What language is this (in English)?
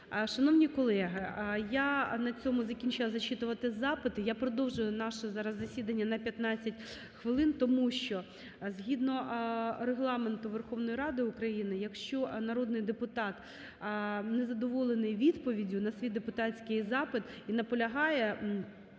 Ukrainian